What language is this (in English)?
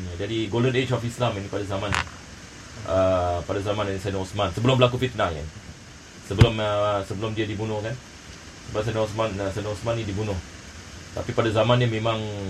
Malay